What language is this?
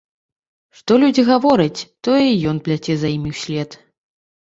Belarusian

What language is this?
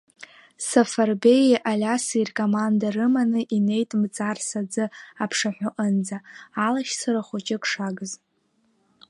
Abkhazian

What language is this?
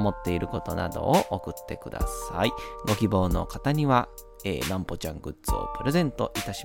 Japanese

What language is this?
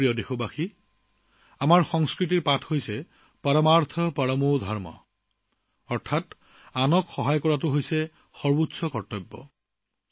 Assamese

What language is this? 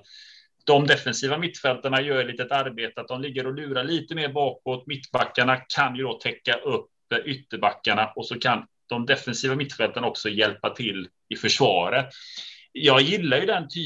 Swedish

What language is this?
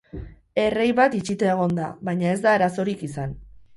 Basque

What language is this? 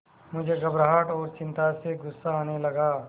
Hindi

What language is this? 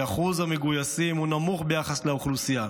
Hebrew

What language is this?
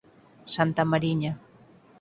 Galician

